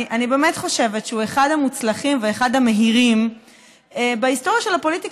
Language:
Hebrew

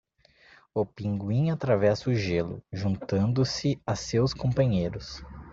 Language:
Portuguese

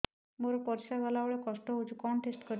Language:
Odia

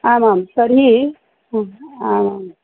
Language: Sanskrit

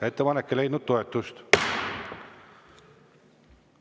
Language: Estonian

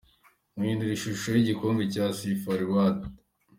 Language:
Kinyarwanda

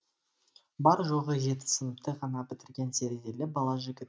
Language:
Kazakh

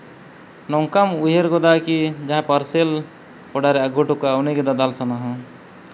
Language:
Santali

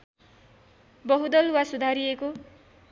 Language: Nepali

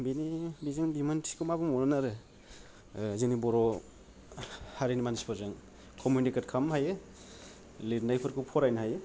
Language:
Bodo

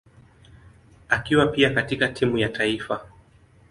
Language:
Swahili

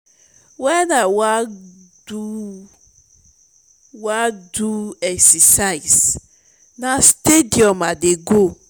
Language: Nigerian Pidgin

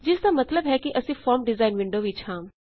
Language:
Punjabi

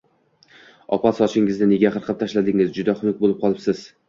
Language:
Uzbek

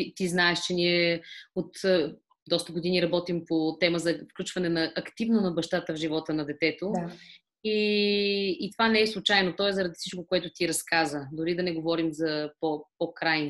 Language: Bulgarian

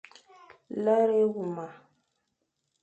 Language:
Fang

